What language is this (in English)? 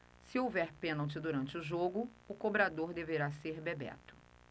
Portuguese